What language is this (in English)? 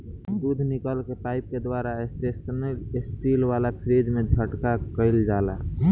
Bhojpuri